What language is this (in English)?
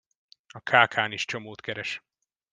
Hungarian